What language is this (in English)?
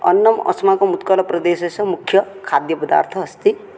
Sanskrit